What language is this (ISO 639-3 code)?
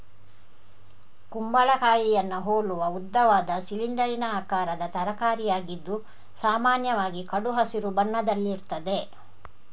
kan